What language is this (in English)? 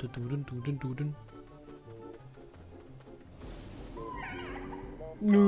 German